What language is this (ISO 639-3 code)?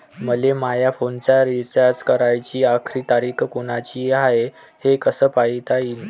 mar